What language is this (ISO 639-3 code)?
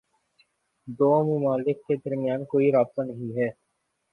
urd